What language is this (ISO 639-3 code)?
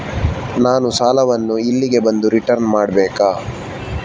kan